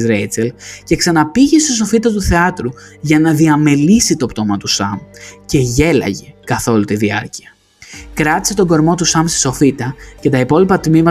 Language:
Greek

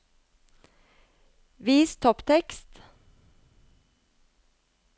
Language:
Norwegian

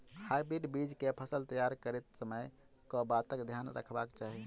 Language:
Maithili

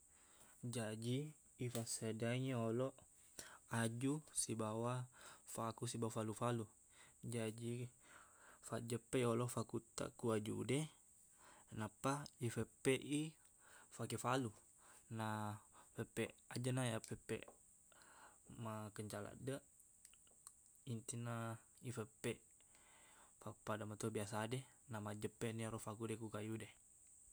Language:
Buginese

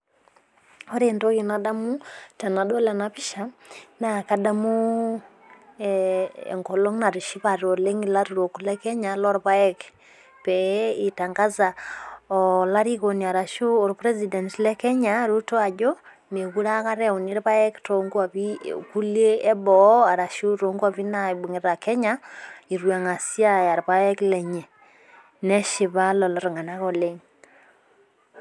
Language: Masai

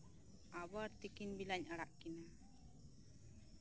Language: Santali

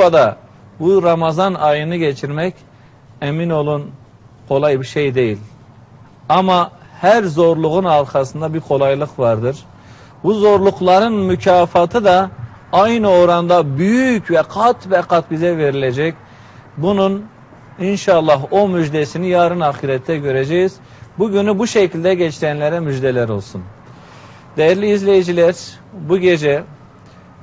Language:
Turkish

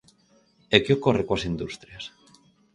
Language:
Galician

